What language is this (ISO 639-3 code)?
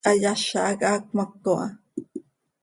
sei